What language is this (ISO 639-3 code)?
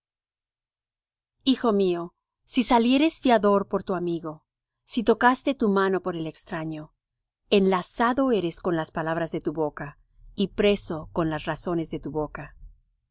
spa